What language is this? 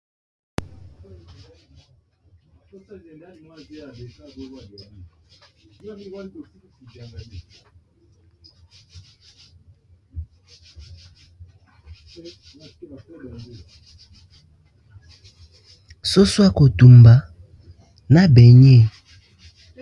Lingala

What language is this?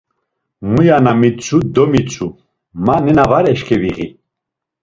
Laz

